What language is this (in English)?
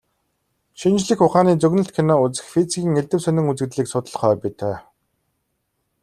Mongolian